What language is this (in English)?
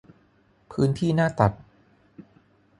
Thai